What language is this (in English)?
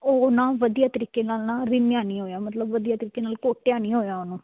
Punjabi